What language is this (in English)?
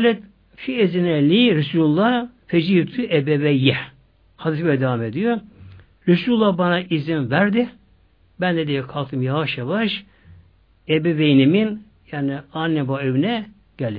Turkish